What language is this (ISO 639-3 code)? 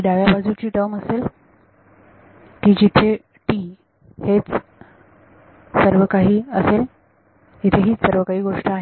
mar